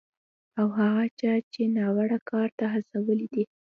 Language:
Pashto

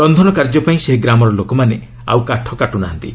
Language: Odia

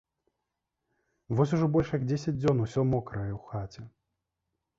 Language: Belarusian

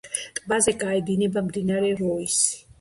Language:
Georgian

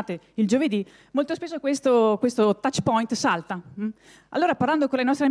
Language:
Italian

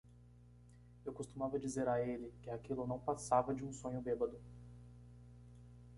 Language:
Portuguese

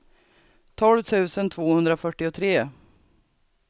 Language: Swedish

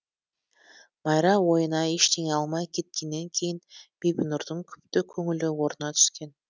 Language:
Kazakh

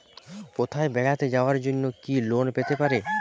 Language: Bangla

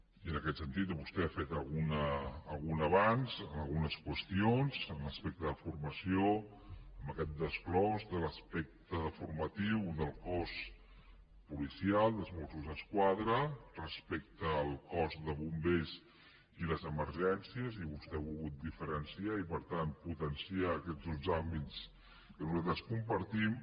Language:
Catalan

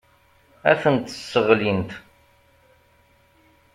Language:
Kabyle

